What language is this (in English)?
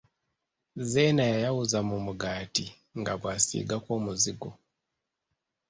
Ganda